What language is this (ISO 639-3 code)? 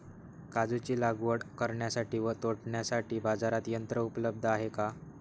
mar